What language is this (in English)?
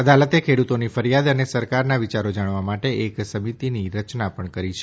Gujarati